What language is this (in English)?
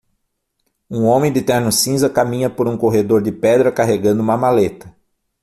Portuguese